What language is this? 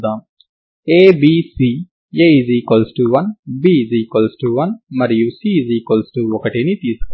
Telugu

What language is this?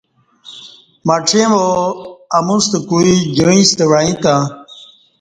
Kati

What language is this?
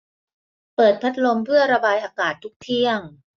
Thai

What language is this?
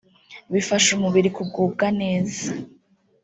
Kinyarwanda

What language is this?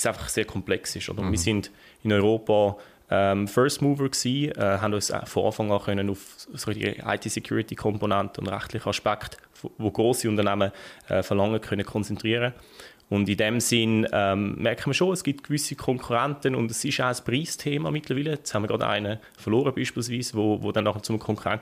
German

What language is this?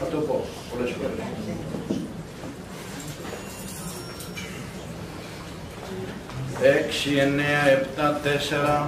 Greek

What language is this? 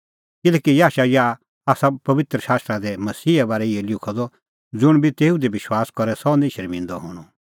Kullu Pahari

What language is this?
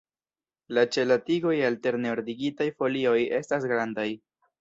Esperanto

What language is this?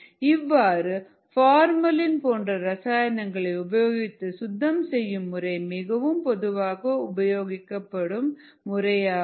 Tamil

